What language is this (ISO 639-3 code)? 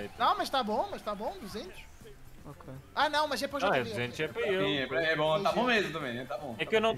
por